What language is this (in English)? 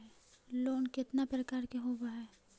Magahi